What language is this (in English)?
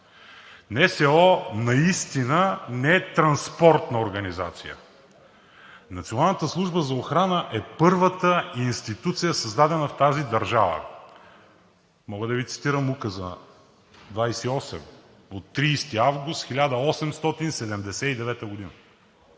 Bulgarian